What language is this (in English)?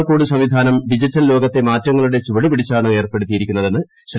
Malayalam